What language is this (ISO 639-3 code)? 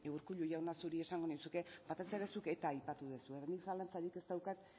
eus